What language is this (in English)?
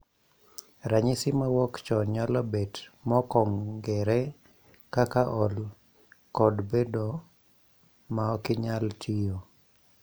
Luo (Kenya and Tanzania)